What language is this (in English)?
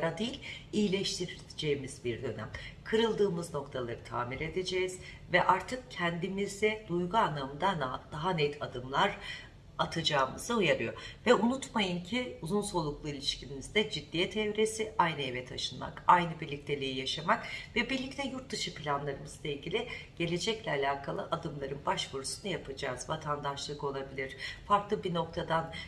Turkish